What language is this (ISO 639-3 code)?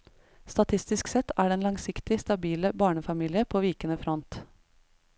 nor